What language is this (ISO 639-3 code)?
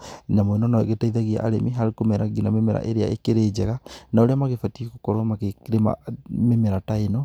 kik